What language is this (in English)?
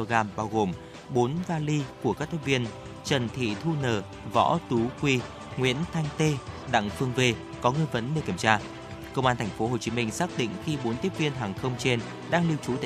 Vietnamese